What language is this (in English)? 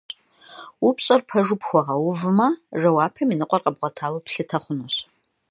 Kabardian